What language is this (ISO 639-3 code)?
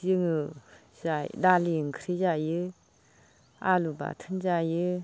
brx